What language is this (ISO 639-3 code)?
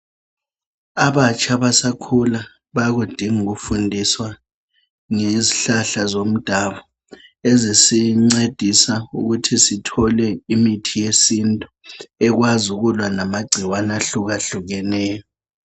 nde